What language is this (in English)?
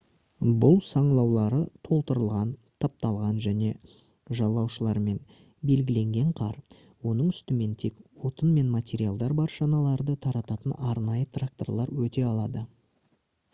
Kazakh